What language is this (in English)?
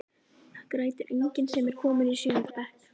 Icelandic